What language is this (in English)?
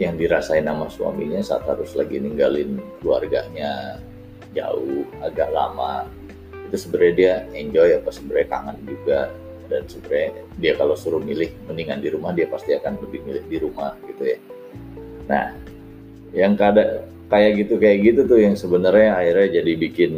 Indonesian